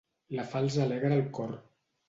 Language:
Catalan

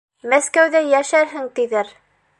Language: Bashkir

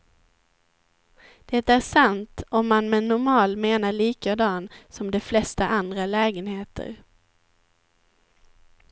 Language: Swedish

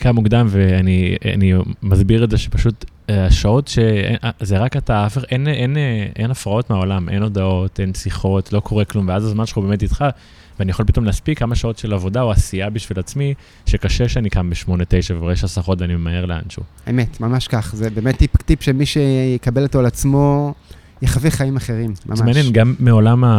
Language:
Hebrew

